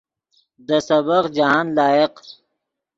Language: Yidgha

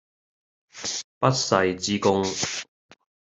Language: Cantonese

